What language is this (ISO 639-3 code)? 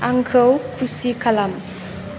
brx